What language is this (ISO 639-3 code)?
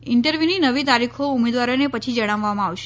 guj